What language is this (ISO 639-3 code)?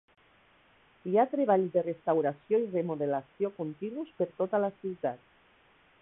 cat